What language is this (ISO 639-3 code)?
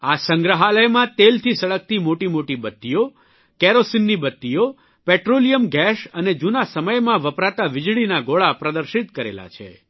guj